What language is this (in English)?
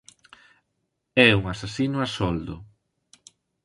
Galician